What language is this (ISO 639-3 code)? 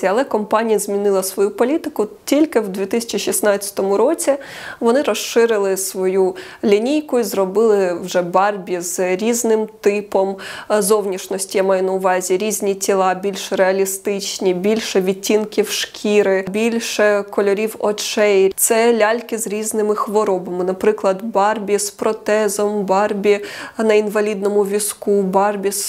ukr